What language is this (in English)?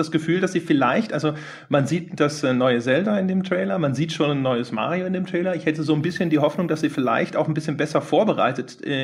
German